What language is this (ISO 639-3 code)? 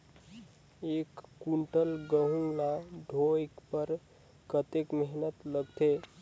hne